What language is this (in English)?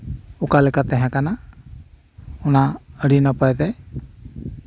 Santali